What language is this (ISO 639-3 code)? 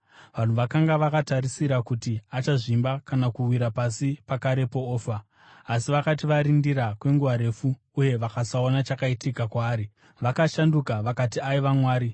sna